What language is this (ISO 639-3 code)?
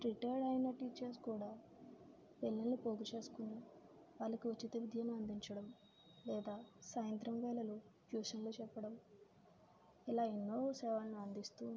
tel